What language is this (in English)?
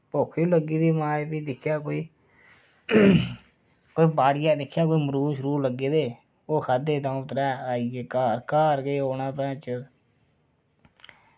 Dogri